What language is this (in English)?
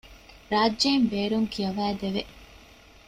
Divehi